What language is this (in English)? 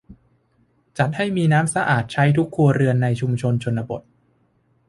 Thai